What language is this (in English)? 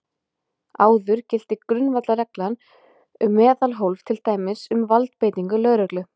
Icelandic